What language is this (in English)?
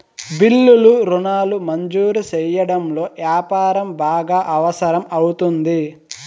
Telugu